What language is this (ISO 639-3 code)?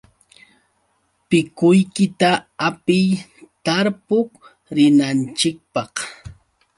qux